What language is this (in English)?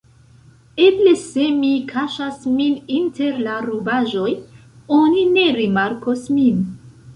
Esperanto